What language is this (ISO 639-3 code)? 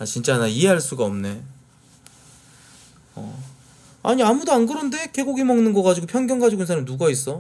kor